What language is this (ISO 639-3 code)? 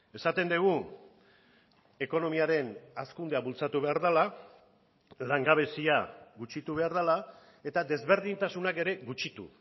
eus